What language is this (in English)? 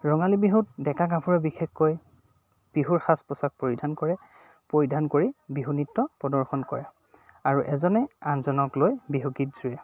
Assamese